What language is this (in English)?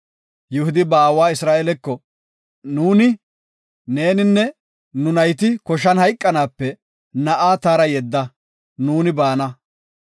Gofa